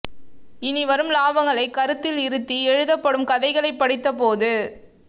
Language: Tamil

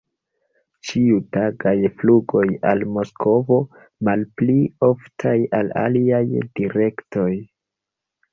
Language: Esperanto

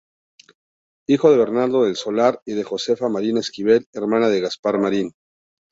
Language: Spanish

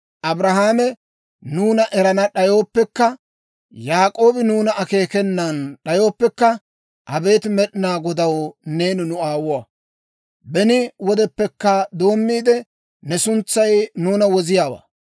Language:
Dawro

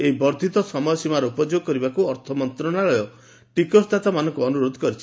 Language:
Odia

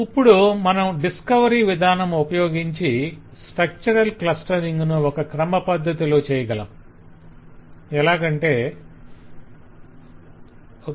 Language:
Telugu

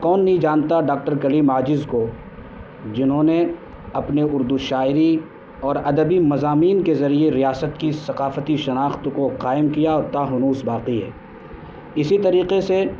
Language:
Urdu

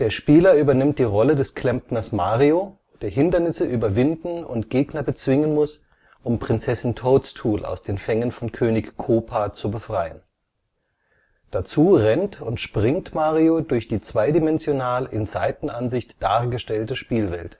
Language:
German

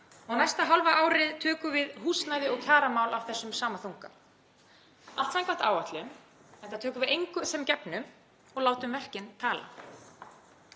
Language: Icelandic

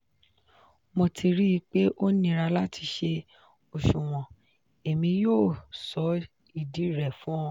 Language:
Yoruba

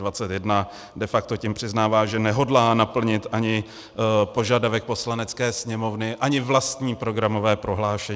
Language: Czech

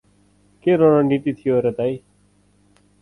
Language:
Nepali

